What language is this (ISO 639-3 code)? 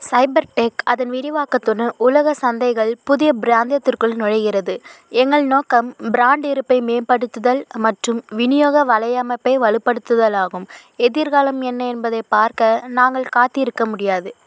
tam